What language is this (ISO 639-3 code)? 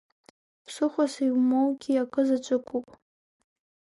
abk